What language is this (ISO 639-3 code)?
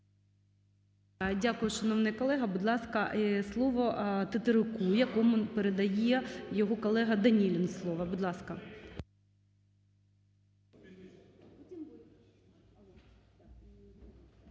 ukr